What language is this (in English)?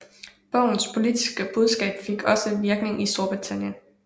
Danish